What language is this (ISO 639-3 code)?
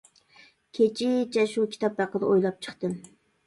uig